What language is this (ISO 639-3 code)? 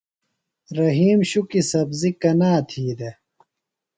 phl